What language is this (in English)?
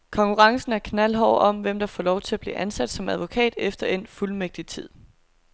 Danish